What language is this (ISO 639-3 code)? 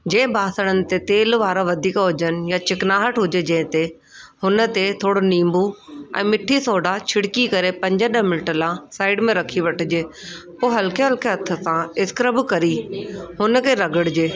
snd